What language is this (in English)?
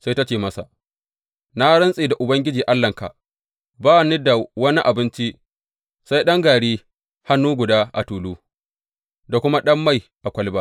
Hausa